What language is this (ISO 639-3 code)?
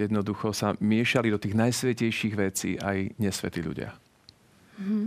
slk